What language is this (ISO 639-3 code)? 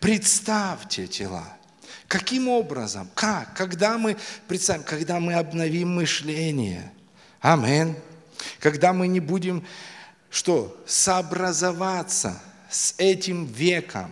rus